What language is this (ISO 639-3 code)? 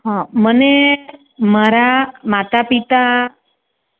guj